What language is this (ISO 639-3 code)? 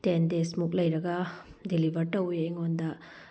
mni